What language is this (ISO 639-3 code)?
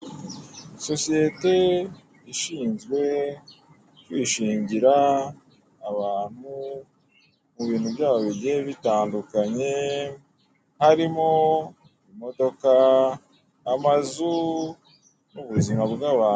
kin